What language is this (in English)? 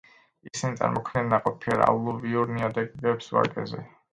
Georgian